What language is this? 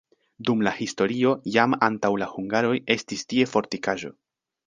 Esperanto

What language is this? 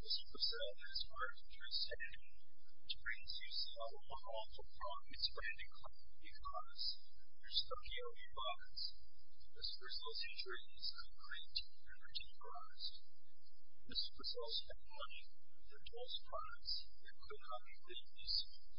English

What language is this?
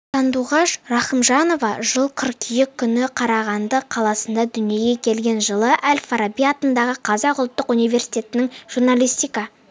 Kazakh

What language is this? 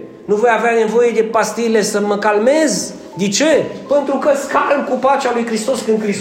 Romanian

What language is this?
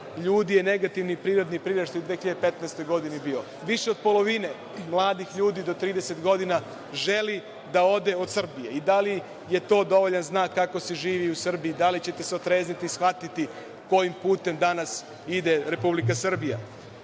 Serbian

